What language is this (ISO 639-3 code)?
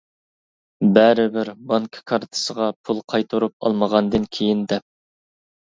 uig